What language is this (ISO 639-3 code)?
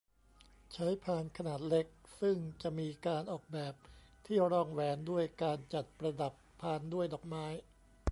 tha